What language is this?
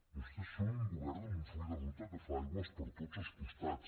Catalan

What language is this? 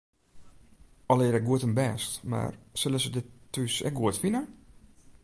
Western Frisian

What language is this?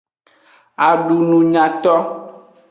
Aja (Benin)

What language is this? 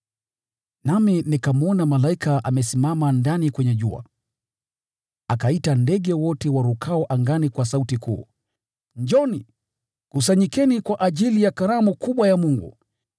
Swahili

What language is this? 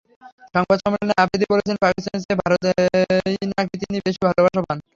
Bangla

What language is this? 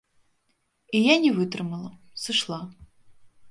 Belarusian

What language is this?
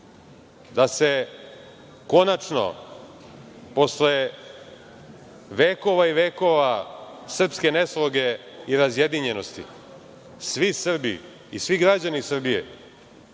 Serbian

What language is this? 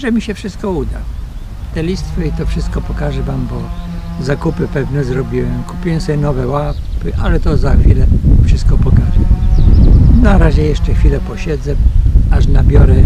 Polish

